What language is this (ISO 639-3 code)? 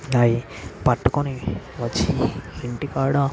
tel